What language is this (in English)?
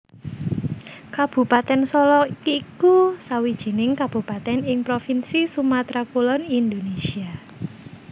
Javanese